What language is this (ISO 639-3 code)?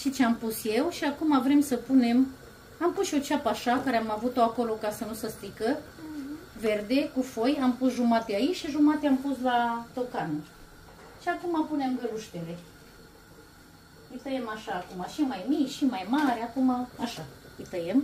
ron